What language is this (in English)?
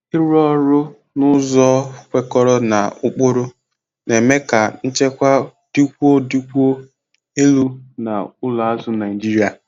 Igbo